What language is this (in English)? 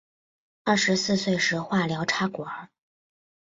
Chinese